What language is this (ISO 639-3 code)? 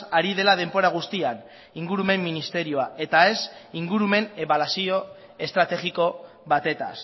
eus